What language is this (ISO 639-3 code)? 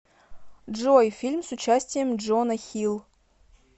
rus